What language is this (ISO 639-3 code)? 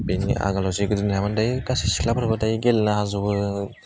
brx